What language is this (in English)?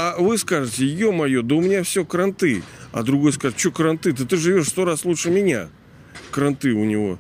Russian